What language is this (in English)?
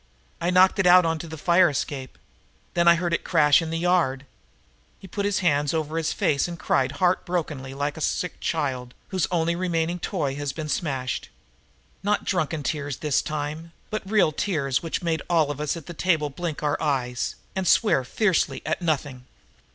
English